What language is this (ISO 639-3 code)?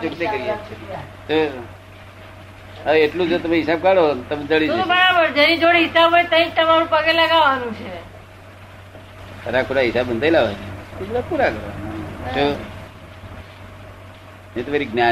guj